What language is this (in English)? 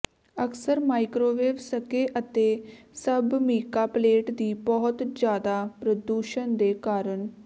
Punjabi